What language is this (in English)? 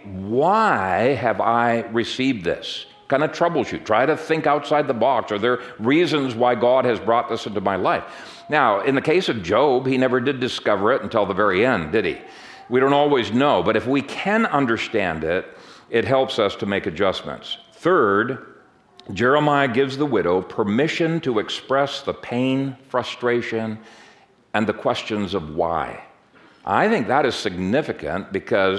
English